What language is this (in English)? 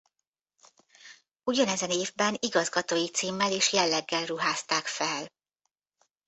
Hungarian